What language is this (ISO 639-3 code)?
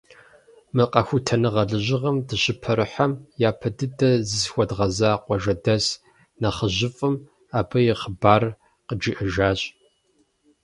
kbd